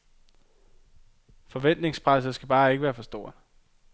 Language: Danish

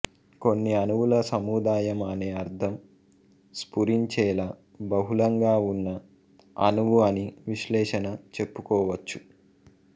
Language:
Telugu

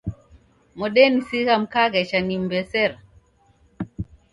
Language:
Taita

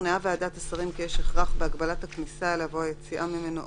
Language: Hebrew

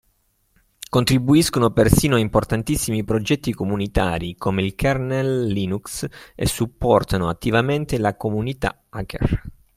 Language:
Italian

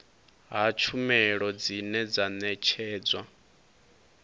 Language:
Venda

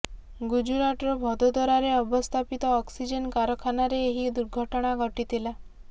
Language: Odia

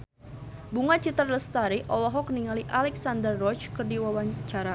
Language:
Sundanese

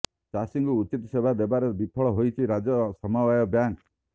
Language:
Odia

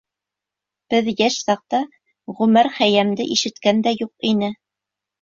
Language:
Bashkir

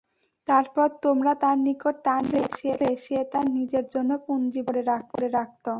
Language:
Bangla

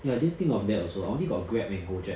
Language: English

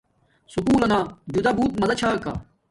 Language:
Domaaki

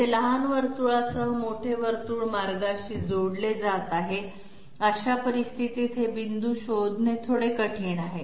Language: Marathi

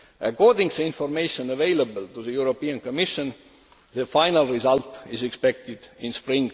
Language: English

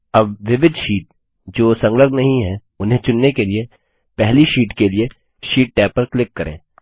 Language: Hindi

